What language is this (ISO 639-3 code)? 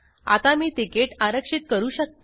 mar